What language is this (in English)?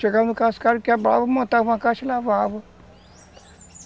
Portuguese